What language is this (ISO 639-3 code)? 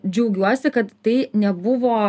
lit